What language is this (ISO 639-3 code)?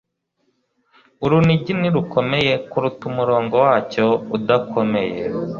kin